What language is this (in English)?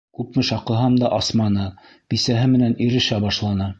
Bashkir